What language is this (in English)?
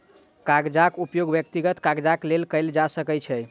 Maithili